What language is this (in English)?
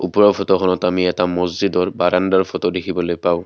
Assamese